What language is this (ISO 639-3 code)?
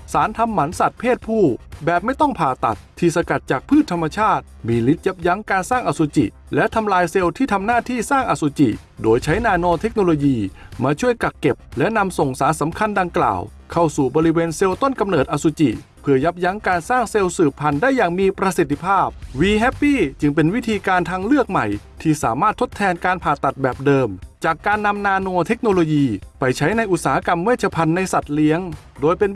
tha